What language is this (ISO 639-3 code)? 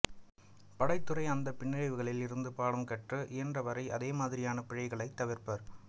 tam